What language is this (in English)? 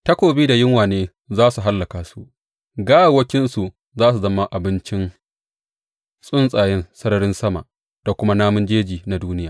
Hausa